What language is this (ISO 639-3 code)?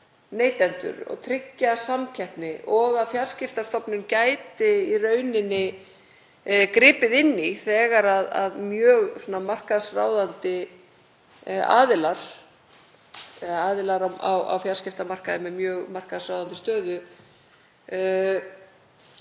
isl